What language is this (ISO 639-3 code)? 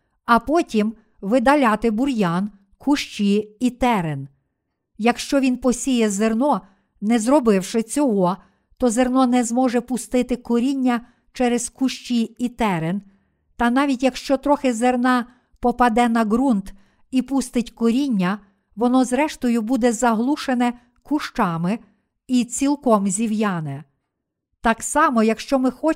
ukr